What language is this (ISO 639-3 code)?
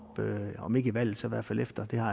dan